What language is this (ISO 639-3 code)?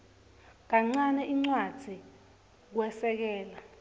ssw